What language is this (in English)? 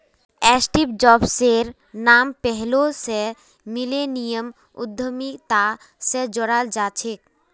Magahi